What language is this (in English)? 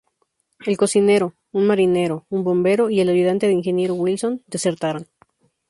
Spanish